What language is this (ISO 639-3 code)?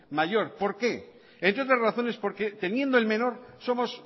spa